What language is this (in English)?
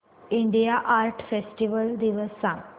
Marathi